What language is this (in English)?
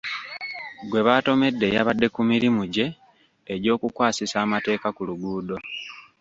Ganda